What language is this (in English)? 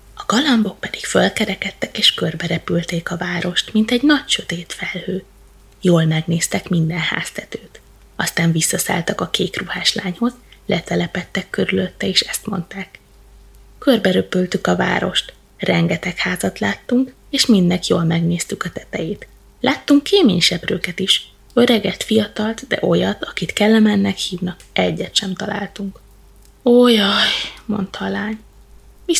Hungarian